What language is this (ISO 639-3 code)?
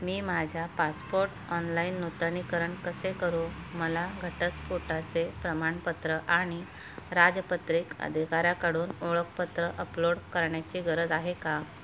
mar